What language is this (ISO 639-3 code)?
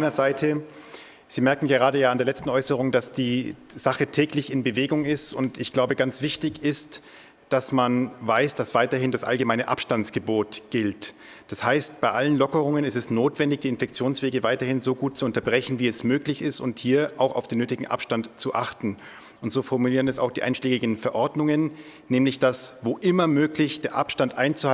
deu